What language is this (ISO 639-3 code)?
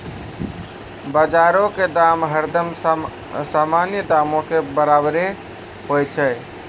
mai